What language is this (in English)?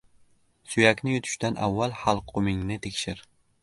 Uzbek